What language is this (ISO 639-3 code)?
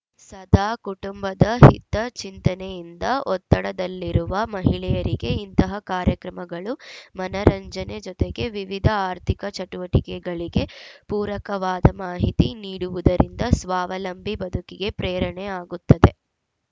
kan